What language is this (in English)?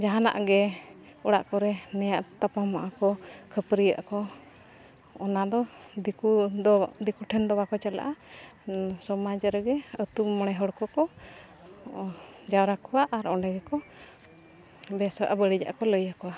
Santali